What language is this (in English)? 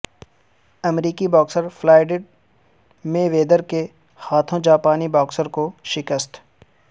Urdu